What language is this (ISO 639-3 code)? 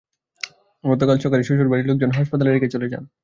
ben